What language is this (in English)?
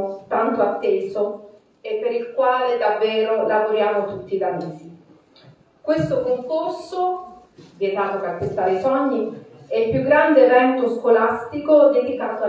Italian